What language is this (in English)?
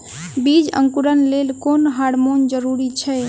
Maithili